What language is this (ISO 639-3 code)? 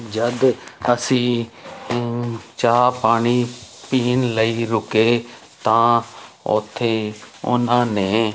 pan